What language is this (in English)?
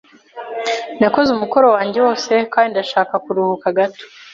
Kinyarwanda